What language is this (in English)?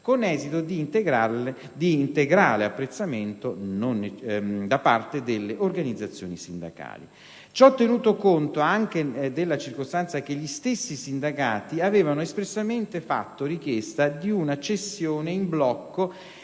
Italian